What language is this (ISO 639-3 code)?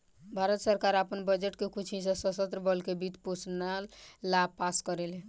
bho